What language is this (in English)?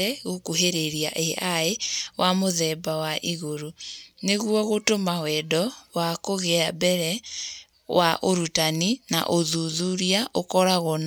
Kikuyu